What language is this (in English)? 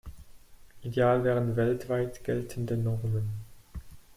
German